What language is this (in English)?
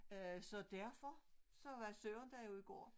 Danish